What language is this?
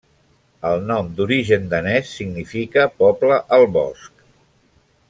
Catalan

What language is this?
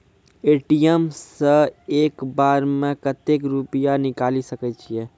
Maithili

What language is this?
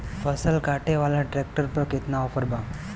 Bhojpuri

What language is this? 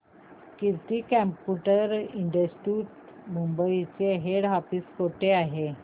Marathi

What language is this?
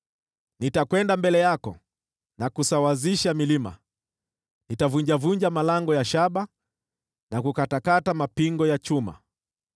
Swahili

